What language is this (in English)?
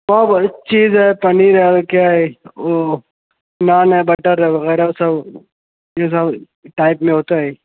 Urdu